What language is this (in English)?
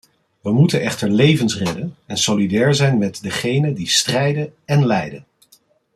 Dutch